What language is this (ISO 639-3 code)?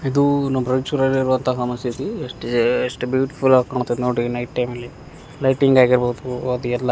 kan